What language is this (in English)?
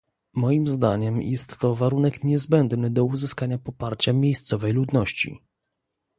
Polish